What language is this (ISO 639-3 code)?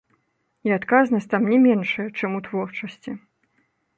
bel